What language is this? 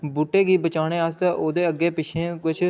Dogri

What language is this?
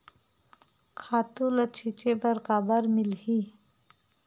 Chhattisgarhi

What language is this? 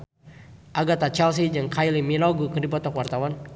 Sundanese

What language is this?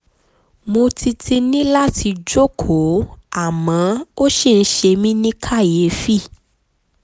Yoruba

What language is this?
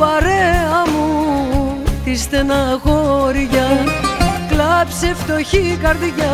Greek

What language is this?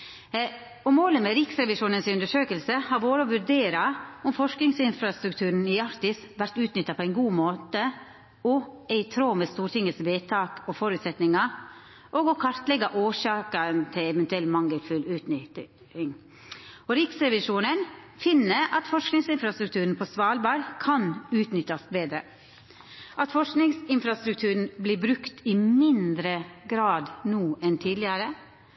Norwegian Nynorsk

